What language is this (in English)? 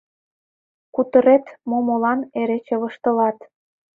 Mari